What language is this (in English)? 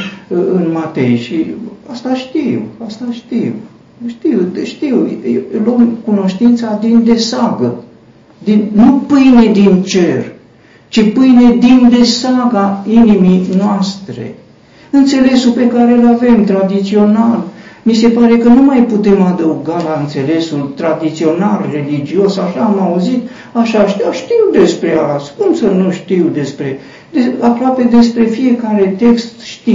Romanian